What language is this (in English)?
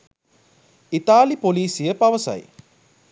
Sinhala